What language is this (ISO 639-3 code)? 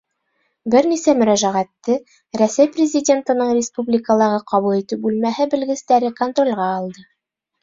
bak